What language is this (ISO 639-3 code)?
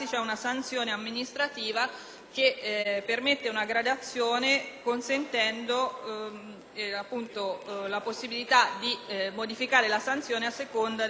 ita